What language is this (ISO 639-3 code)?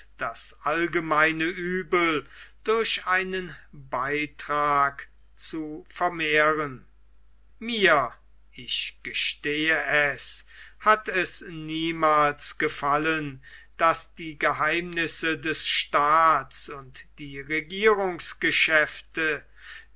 deu